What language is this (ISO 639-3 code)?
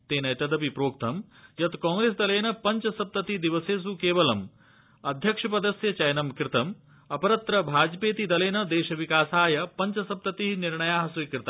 san